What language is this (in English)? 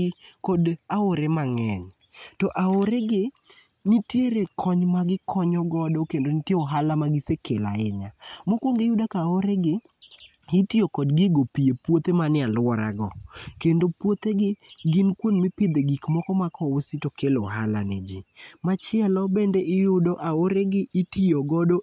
Luo (Kenya and Tanzania)